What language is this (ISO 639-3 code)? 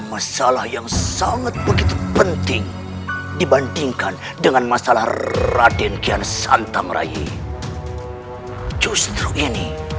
ind